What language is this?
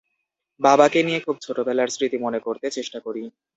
Bangla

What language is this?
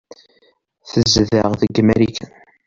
Kabyle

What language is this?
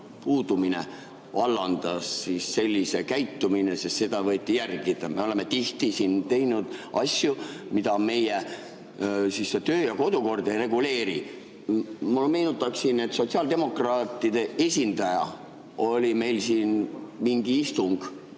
Estonian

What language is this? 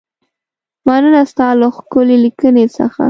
Pashto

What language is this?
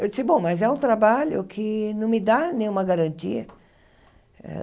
Portuguese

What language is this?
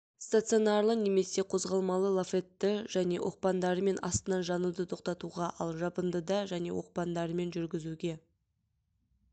Kazakh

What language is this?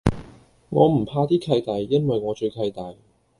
Cantonese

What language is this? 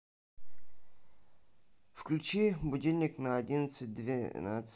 Russian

